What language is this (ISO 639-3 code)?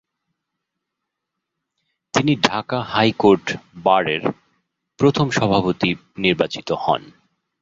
ben